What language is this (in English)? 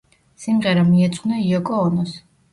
Georgian